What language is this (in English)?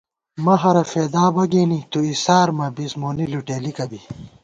Gawar-Bati